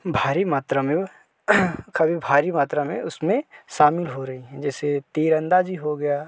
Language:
Hindi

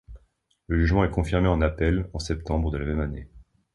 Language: French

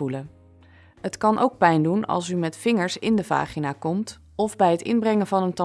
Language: Dutch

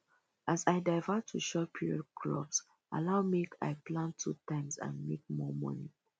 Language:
Nigerian Pidgin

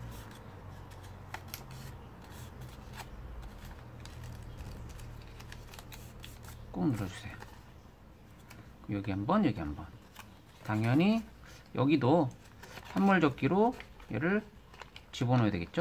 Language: Korean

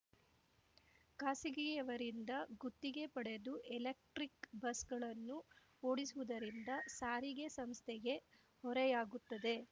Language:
Kannada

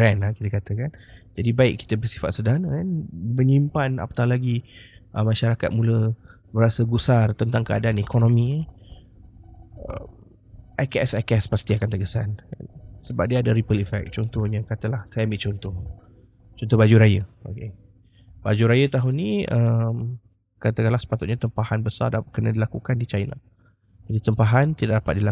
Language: Malay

